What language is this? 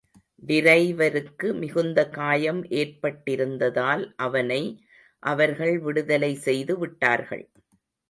Tamil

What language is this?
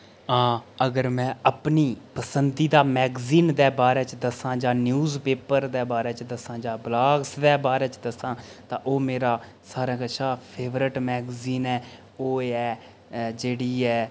Dogri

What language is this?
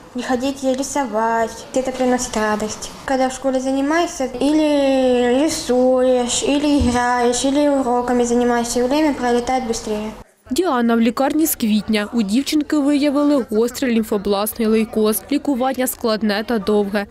Ukrainian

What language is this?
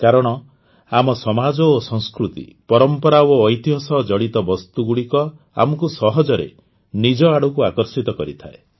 Odia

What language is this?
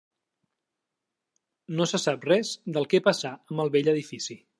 Catalan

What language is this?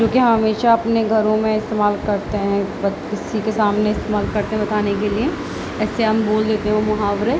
Urdu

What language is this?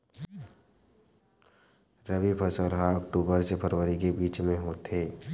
Chhattisgarhi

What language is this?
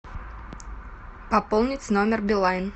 Russian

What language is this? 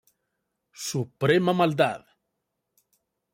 Spanish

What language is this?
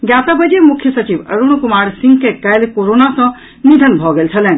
Maithili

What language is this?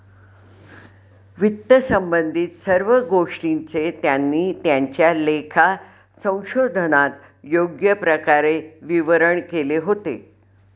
Marathi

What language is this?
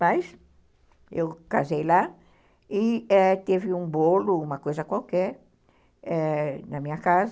Portuguese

